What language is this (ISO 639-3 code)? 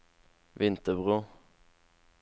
nor